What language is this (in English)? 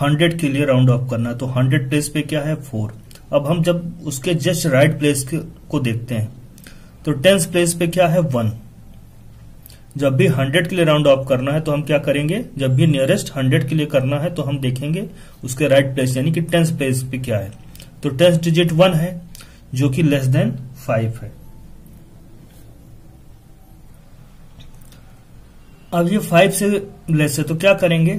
Hindi